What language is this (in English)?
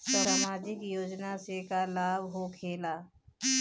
Bhojpuri